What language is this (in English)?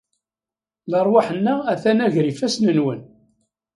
Kabyle